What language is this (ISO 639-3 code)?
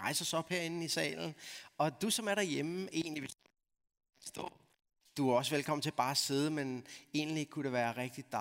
dan